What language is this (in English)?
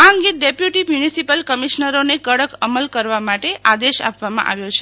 Gujarati